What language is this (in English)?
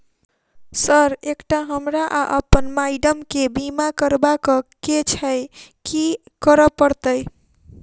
Maithili